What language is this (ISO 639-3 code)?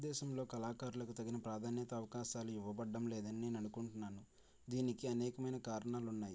tel